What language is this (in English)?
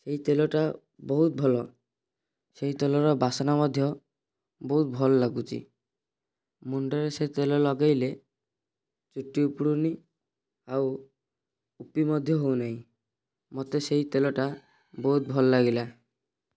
Odia